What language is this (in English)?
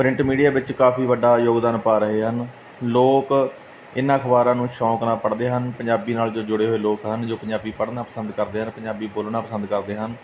Punjabi